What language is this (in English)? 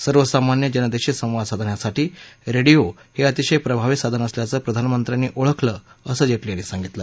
Marathi